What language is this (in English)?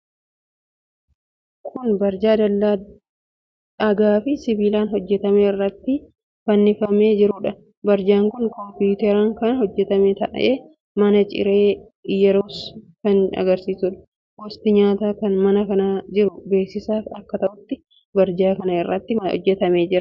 Oromo